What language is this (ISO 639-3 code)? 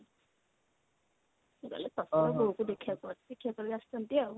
ori